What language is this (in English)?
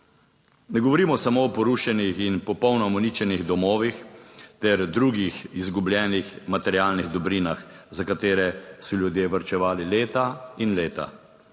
Slovenian